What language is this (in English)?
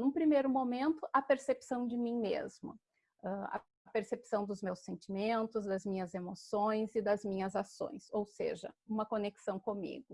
Portuguese